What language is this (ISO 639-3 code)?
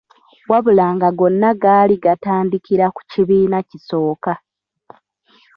lug